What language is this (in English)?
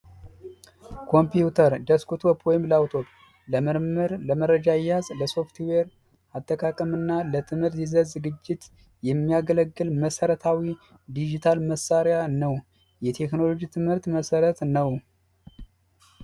Amharic